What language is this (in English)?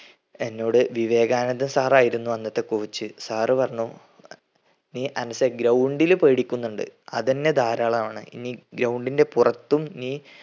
Malayalam